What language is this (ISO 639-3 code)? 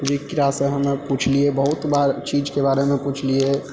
mai